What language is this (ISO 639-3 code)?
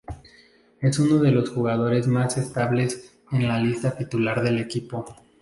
spa